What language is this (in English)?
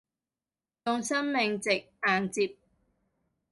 Cantonese